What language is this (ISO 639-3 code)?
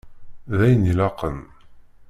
kab